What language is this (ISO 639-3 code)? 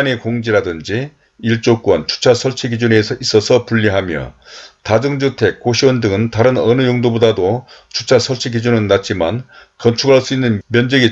kor